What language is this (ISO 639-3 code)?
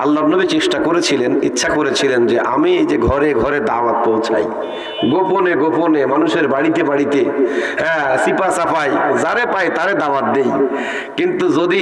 ben